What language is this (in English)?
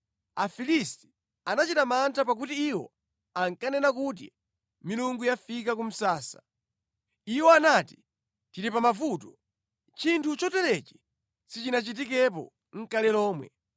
Nyanja